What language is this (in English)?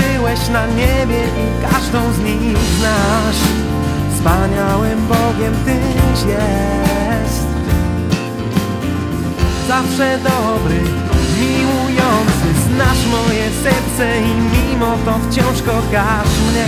Polish